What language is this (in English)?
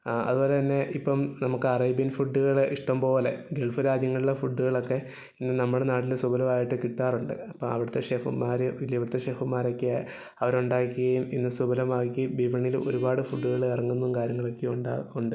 Malayalam